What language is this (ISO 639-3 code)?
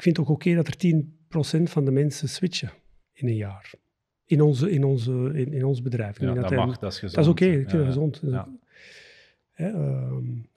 nld